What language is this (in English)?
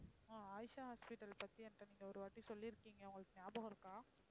Tamil